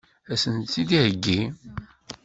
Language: Kabyle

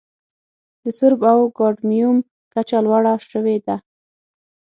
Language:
Pashto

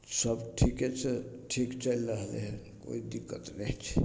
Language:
Maithili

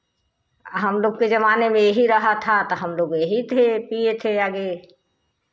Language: Hindi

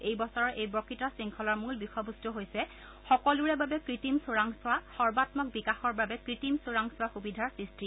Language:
Assamese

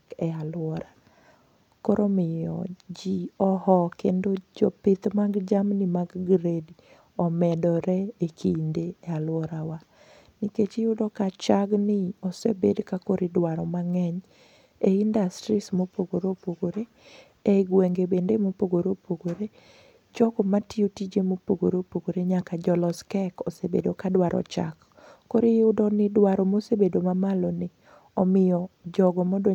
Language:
Luo (Kenya and Tanzania)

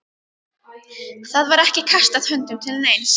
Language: Icelandic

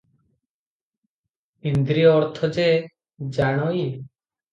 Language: Odia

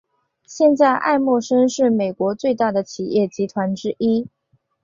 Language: Chinese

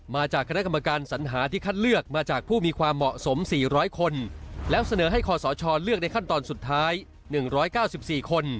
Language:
Thai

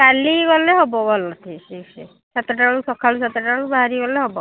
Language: Odia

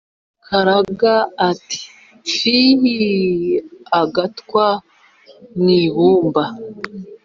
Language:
Kinyarwanda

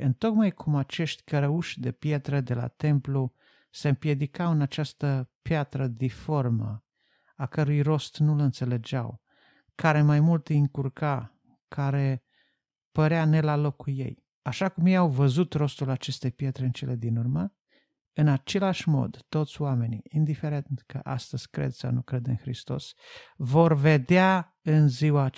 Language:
Romanian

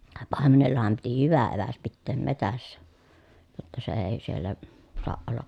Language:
Finnish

